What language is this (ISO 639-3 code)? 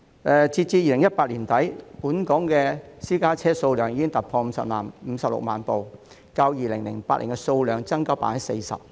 yue